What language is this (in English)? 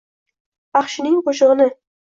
Uzbek